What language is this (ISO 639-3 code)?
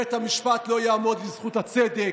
heb